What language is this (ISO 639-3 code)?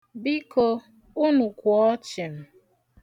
ibo